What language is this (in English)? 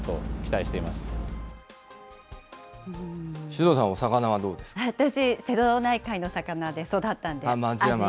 Japanese